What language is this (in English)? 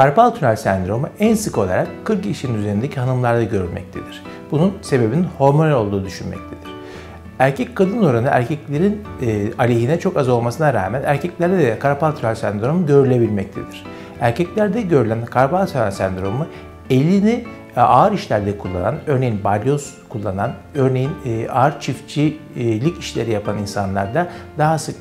Turkish